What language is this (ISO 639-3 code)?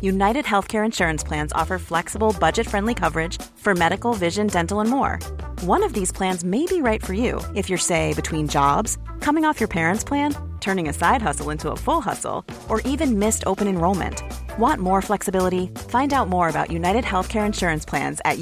swe